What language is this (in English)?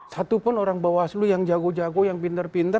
Indonesian